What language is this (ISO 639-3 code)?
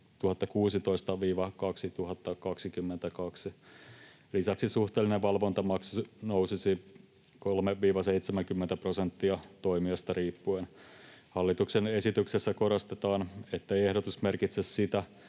fin